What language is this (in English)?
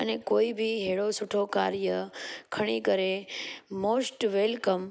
Sindhi